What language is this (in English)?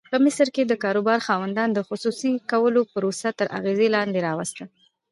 Pashto